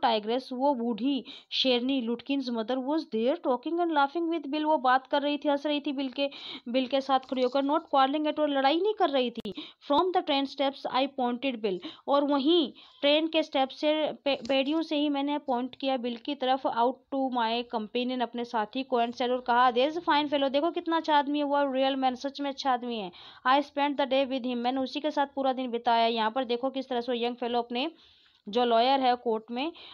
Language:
Hindi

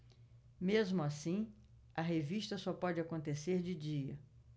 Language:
Portuguese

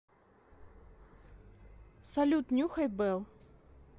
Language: Russian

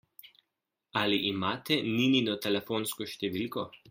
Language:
Slovenian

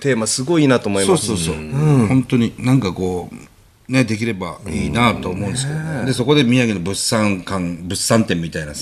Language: Japanese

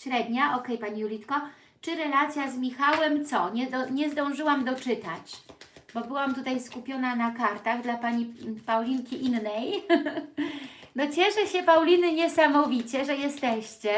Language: Polish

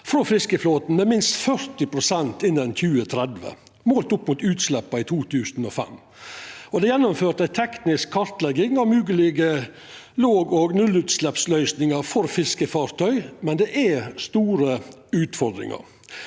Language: Norwegian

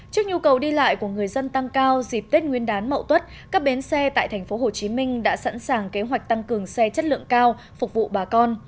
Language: Vietnamese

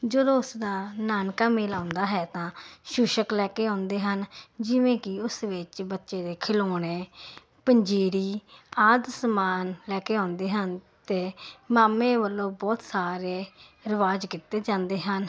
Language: Punjabi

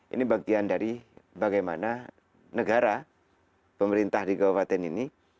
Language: Indonesian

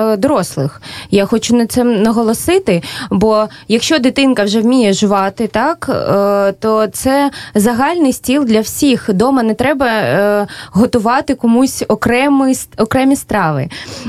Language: Ukrainian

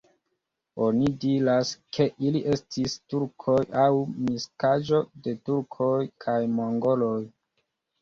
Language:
Esperanto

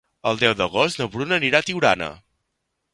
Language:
Catalan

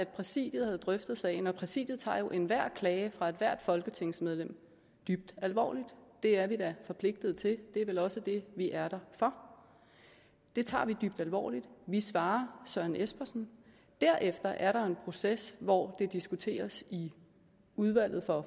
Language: Danish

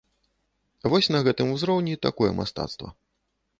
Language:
Belarusian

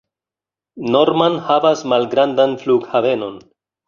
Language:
Esperanto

